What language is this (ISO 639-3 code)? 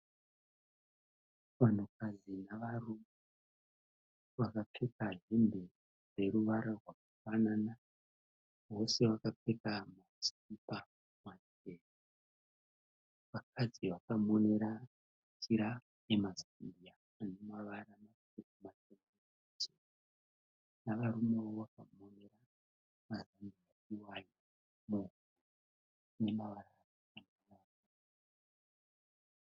sna